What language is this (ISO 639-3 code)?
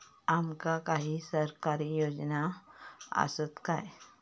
mar